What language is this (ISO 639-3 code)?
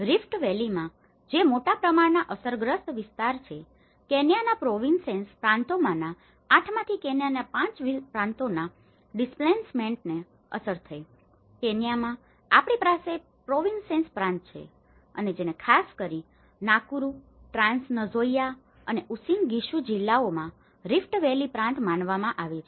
guj